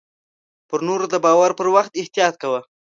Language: Pashto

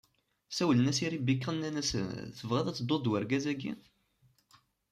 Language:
Kabyle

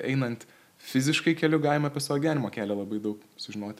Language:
Lithuanian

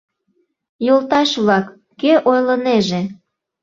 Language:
Mari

